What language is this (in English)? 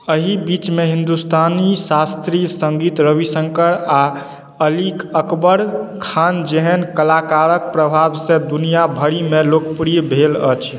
Maithili